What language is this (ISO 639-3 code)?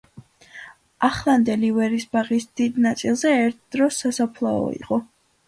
kat